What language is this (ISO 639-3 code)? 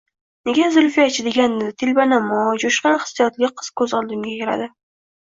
uzb